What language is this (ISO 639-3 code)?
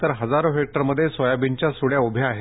mar